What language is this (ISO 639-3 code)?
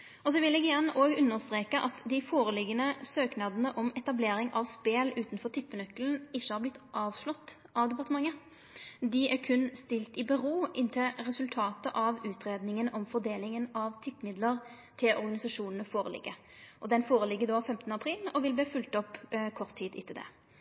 nno